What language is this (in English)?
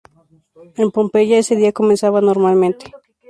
Spanish